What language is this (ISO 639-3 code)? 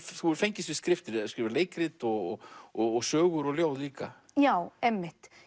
isl